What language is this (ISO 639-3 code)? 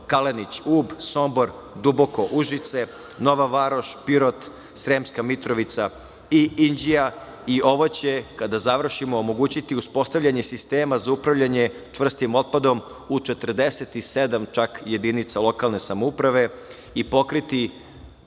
srp